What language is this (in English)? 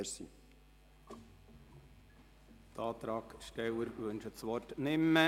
Swiss German